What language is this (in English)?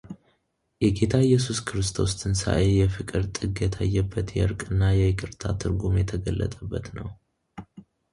Amharic